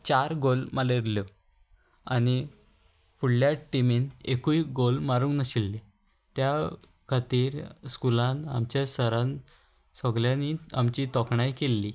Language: Konkani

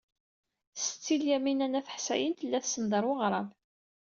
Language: Kabyle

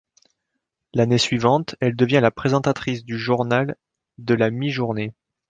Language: French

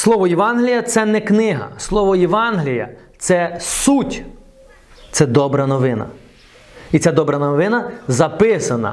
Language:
Ukrainian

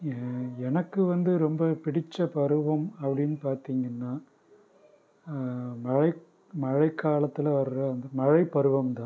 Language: Tamil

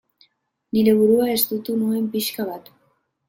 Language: Basque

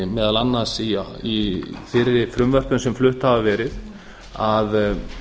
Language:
Icelandic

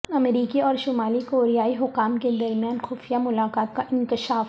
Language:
Urdu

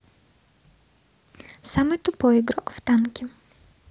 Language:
Russian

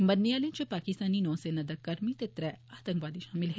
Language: Dogri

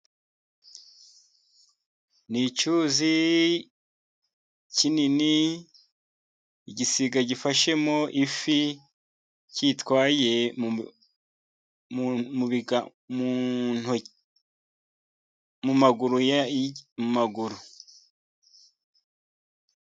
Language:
Kinyarwanda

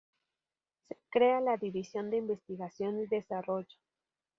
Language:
Spanish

